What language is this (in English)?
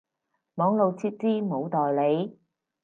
Cantonese